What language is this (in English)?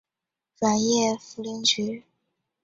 Chinese